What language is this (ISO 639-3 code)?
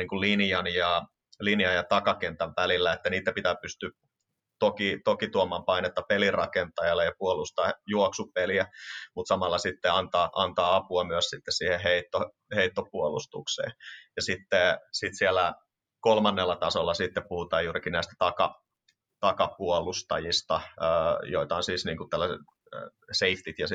fin